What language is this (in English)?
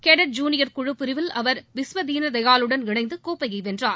Tamil